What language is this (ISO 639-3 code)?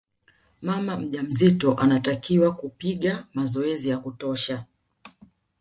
swa